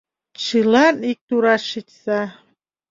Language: Mari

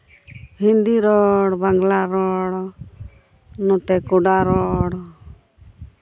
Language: Santali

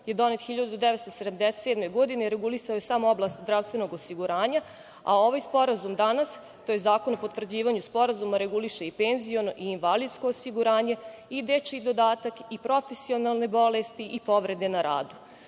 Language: Serbian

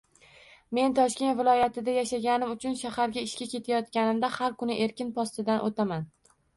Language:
Uzbek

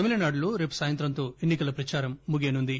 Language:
Telugu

